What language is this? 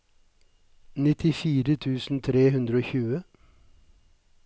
Norwegian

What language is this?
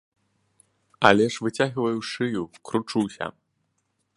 Belarusian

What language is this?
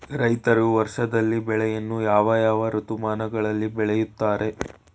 Kannada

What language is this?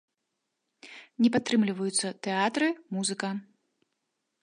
Belarusian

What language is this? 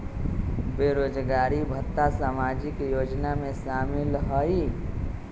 Magahi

